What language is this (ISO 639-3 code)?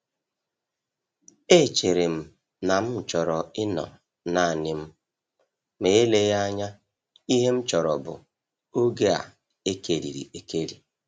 ibo